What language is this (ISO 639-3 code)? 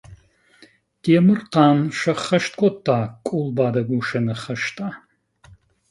oss